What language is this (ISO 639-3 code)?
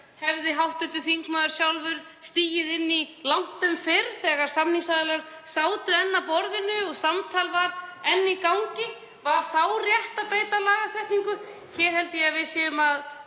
isl